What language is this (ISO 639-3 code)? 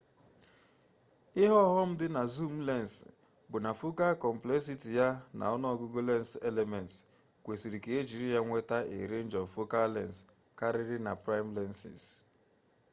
ibo